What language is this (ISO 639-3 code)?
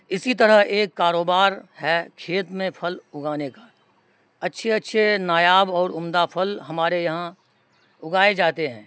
urd